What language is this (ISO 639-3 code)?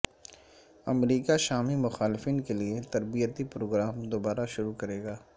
urd